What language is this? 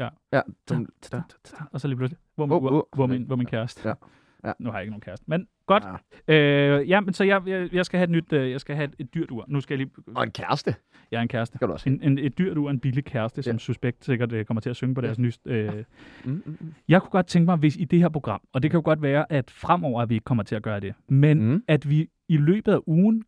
Danish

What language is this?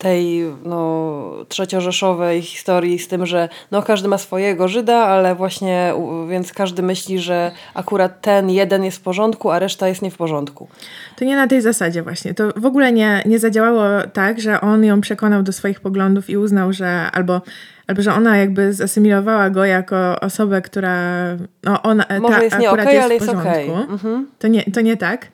Polish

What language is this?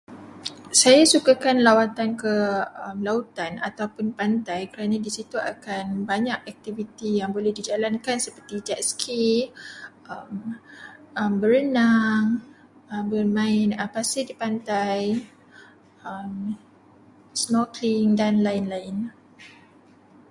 Malay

